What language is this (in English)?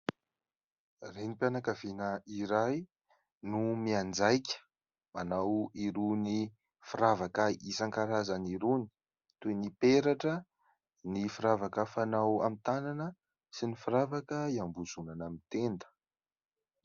Malagasy